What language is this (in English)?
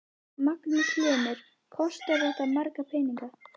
Icelandic